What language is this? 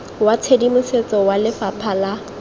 Tswana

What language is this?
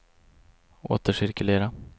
Swedish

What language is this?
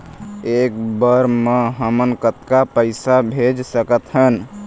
Chhattisgarhi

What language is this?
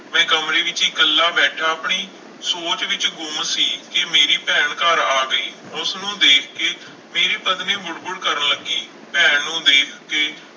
Punjabi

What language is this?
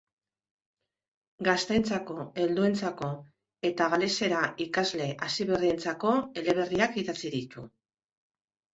Basque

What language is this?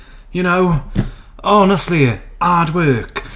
English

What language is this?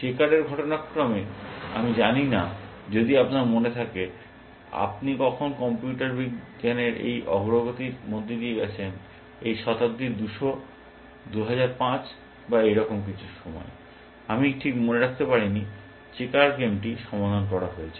Bangla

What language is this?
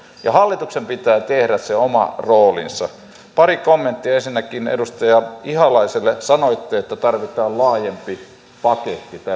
Finnish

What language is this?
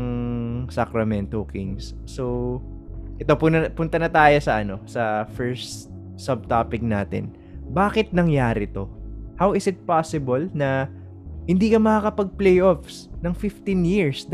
Filipino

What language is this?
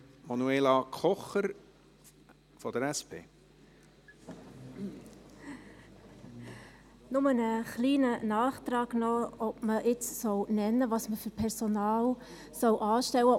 Swiss German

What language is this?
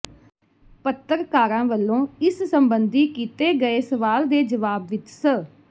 Punjabi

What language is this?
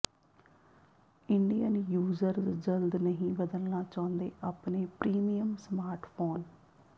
Punjabi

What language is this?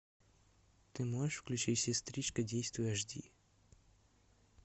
Russian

